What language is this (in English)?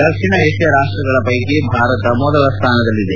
Kannada